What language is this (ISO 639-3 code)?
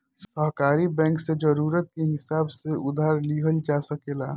bho